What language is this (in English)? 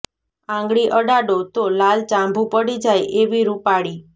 Gujarati